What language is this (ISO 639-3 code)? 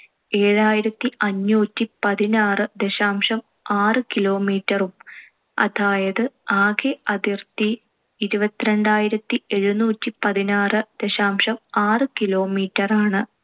mal